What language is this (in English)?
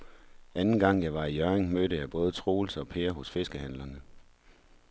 Danish